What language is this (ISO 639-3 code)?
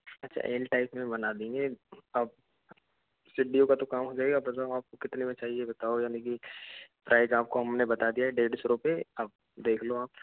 hin